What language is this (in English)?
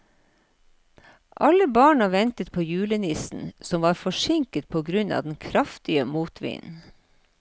Norwegian